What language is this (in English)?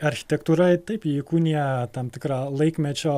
Lithuanian